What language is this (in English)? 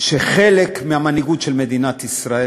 Hebrew